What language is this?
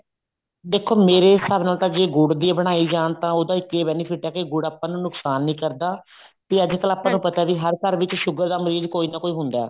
Punjabi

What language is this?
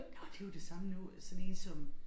Danish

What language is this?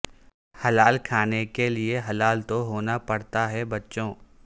Urdu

